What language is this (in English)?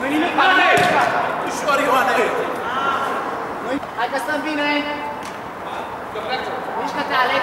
Romanian